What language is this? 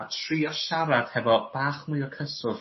Welsh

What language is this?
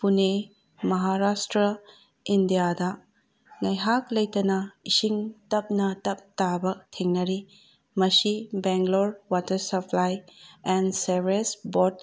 Manipuri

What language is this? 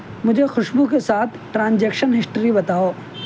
Urdu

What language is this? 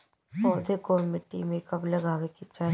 Bhojpuri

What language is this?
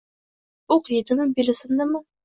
Uzbek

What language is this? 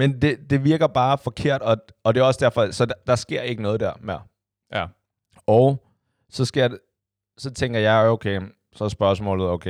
Danish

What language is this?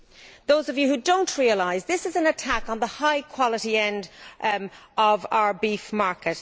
English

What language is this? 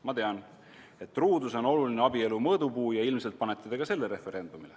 Estonian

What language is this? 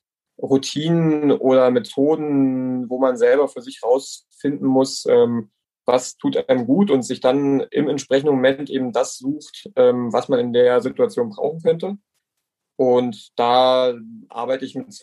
German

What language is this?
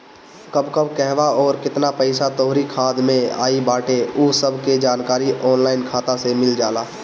Bhojpuri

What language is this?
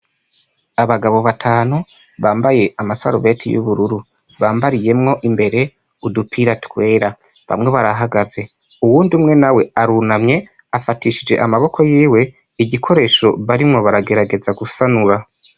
Rundi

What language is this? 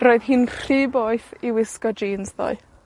Welsh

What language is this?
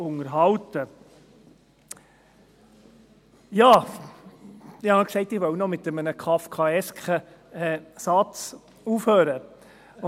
Swiss German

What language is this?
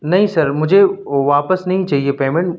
Urdu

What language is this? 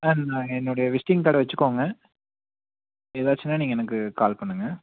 Tamil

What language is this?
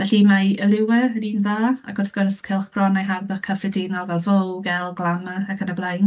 Welsh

